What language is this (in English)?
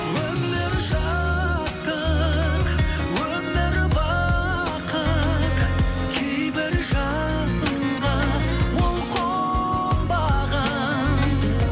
Kazakh